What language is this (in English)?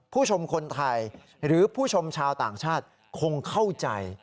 Thai